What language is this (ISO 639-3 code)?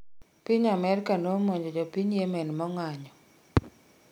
luo